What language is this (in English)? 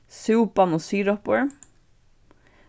Faroese